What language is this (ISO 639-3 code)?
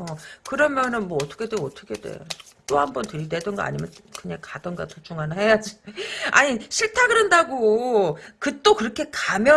kor